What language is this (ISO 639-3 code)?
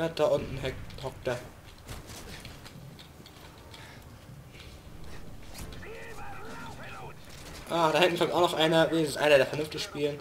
deu